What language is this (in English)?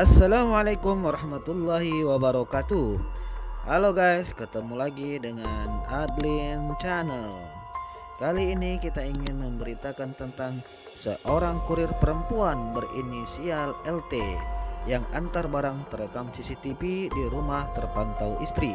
Indonesian